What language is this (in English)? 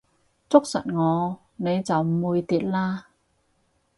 Cantonese